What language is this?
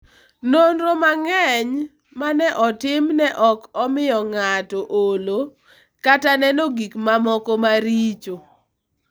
Luo (Kenya and Tanzania)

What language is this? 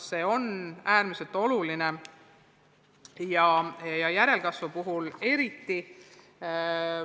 Estonian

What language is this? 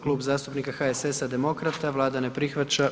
Croatian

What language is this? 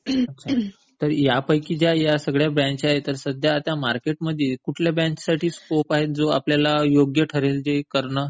Marathi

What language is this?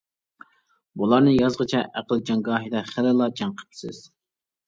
Uyghur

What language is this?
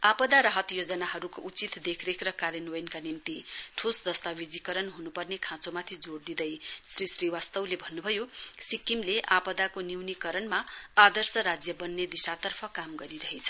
Nepali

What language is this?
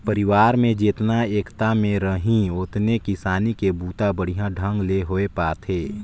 Chhattisgarhi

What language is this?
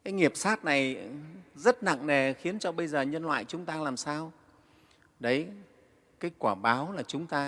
Vietnamese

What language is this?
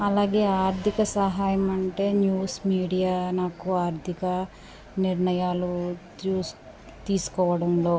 Telugu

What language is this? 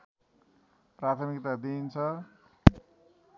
Nepali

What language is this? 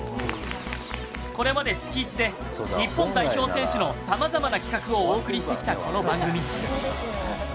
Japanese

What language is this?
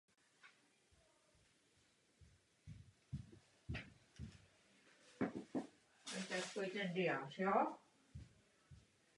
Czech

